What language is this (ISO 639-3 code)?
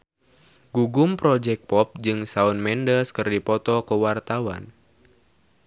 sun